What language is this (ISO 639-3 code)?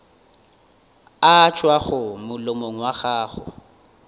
nso